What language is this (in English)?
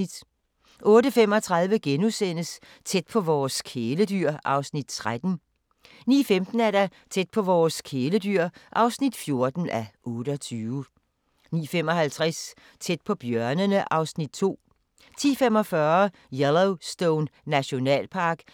Danish